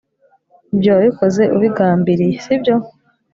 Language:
Kinyarwanda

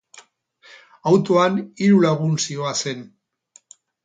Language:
Basque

